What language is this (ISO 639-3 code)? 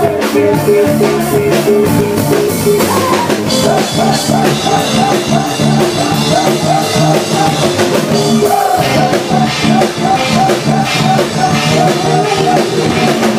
tha